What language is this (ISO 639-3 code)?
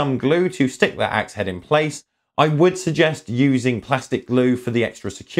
eng